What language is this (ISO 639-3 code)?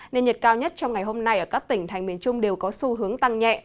vie